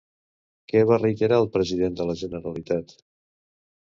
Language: Catalan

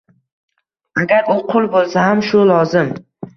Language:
Uzbek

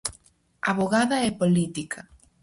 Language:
Galician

